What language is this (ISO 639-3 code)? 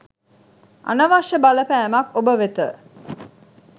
sin